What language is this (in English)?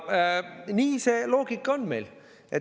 Estonian